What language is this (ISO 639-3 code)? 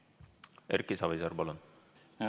est